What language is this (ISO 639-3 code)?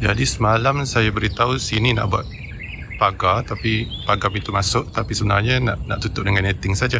msa